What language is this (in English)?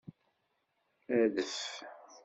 Kabyle